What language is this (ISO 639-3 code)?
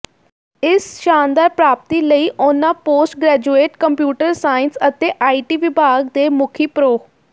pan